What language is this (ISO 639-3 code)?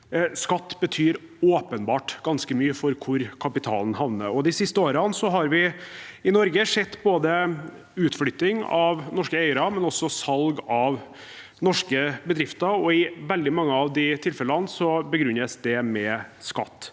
nor